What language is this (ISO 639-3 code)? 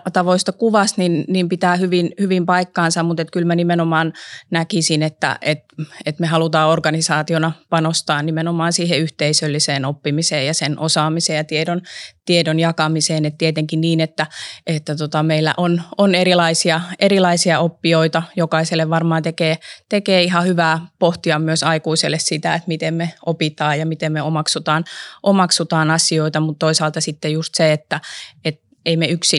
fin